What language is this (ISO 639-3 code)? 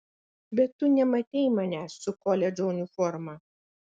lit